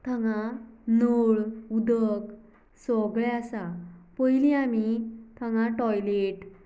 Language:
Konkani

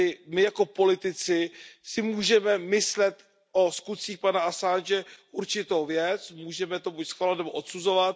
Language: Czech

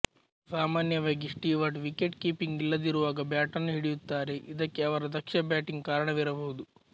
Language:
Kannada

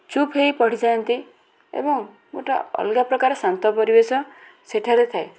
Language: Odia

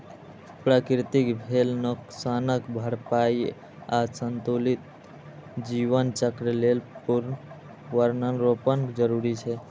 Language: Maithili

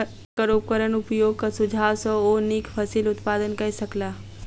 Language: Maithili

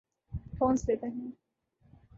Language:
Urdu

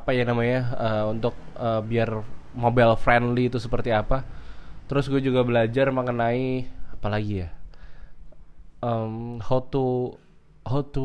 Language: Indonesian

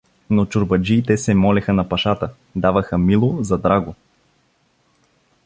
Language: Bulgarian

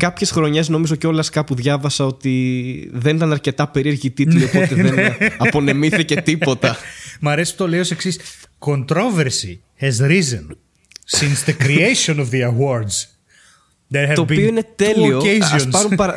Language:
Greek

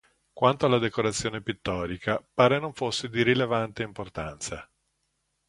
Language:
Italian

